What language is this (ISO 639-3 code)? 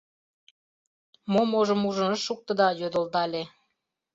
chm